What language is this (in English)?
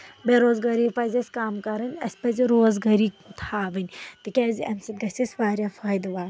Kashmiri